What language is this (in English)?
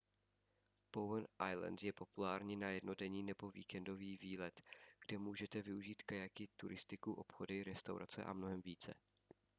Czech